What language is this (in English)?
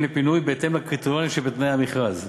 Hebrew